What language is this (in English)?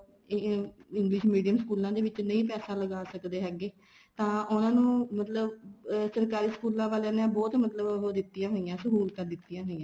Punjabi